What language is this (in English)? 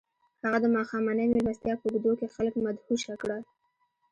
Pashto